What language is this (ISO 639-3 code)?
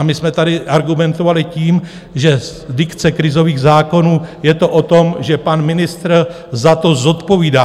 ces